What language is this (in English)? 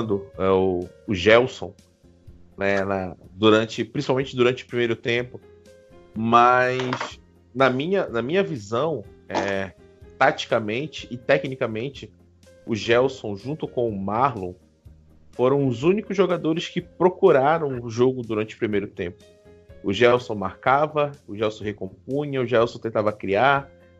Portuguese